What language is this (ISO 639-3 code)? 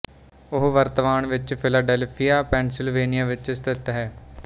pan